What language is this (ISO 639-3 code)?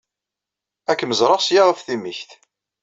kab